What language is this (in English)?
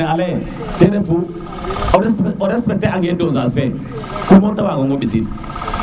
Serer